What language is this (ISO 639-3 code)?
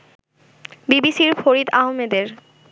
ben